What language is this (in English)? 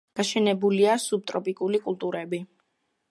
Georgian